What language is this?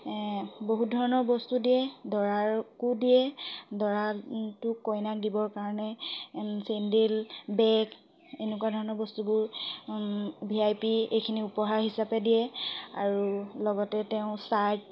Assamese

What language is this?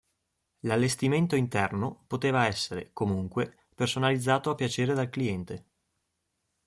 Italian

